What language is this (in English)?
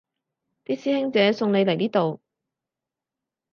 Cantonese